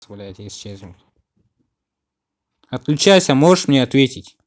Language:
Russian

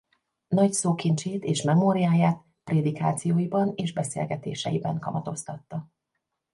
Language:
Hungarian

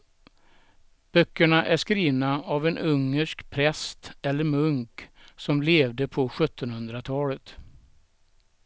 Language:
Swedish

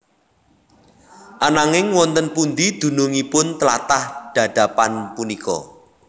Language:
Javanese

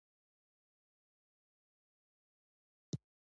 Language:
Pashto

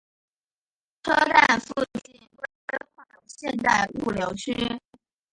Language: Chinese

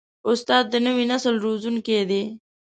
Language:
Pashto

